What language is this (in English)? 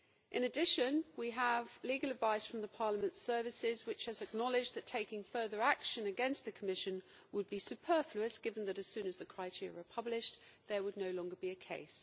English